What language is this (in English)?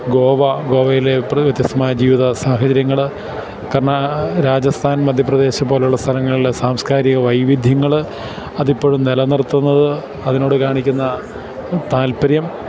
Malayalam